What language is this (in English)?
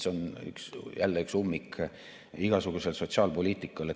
Estonian